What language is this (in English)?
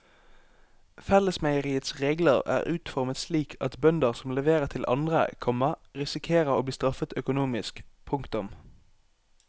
Norwegian